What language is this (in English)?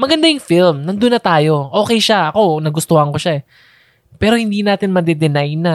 Filipino